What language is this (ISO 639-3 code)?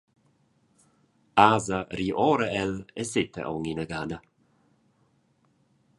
roh